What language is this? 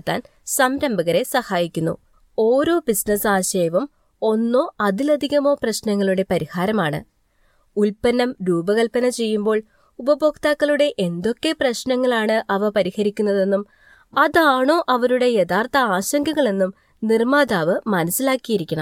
Malayalam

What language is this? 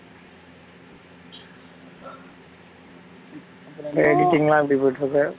Tamil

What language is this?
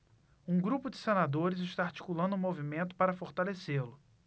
Portuguese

